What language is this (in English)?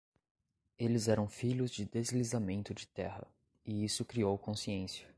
Portuguese